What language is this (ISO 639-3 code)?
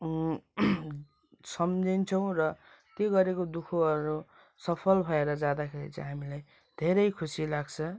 nep